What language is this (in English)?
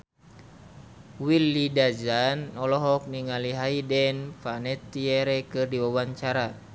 Sundanese